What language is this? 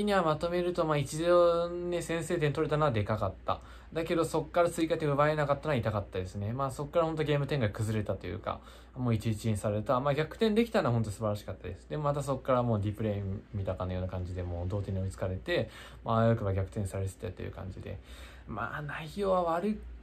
Japanese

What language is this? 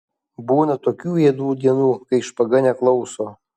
Lithuanian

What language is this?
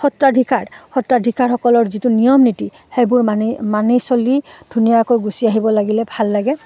Assamese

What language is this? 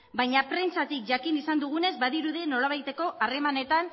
Basque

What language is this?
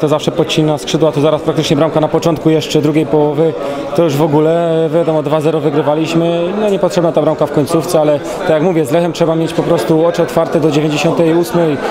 Polish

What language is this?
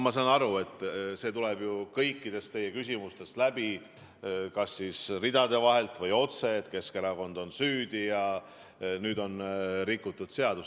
Estonian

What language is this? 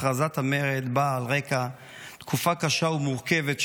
Hebrew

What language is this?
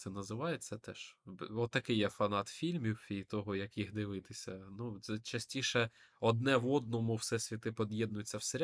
Ukrainian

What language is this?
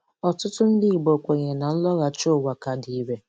Igbo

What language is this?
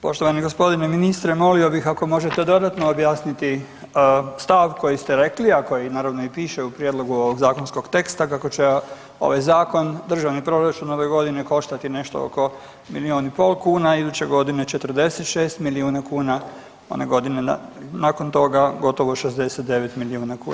Croatian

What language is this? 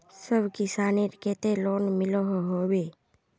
Magahi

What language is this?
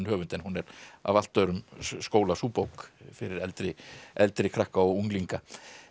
Icelandic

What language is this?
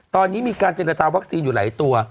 Thai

